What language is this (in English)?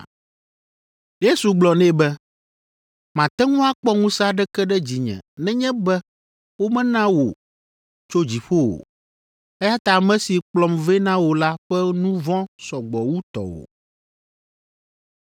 Ewe